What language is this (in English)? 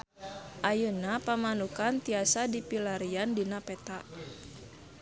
Sundanese